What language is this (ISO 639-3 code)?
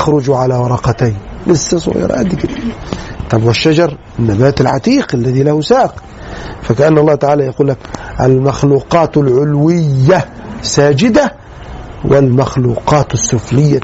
ara